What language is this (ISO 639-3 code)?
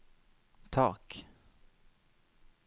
nor